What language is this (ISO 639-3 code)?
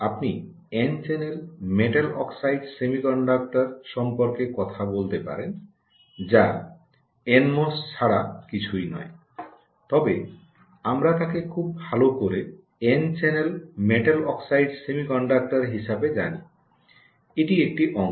ben